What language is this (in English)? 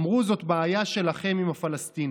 Hebrew